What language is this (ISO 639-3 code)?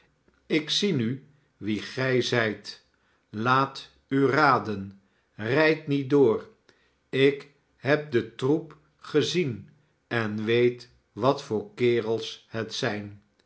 nld